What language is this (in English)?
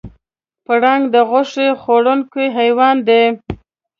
Pashto